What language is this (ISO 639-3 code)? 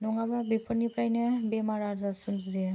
brx